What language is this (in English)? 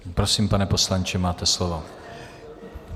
Czech